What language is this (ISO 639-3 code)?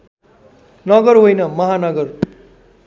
nep